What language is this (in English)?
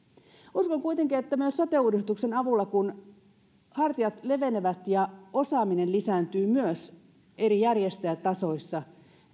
Finnish